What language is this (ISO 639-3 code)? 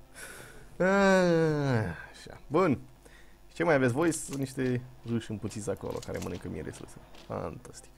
ron